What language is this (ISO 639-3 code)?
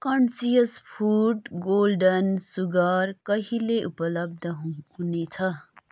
nep